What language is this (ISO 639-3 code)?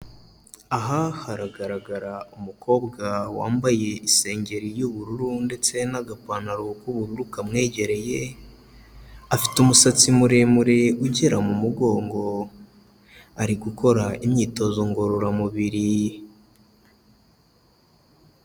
kin